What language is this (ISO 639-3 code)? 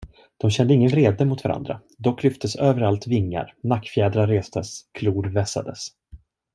swe